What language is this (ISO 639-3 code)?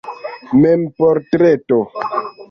epo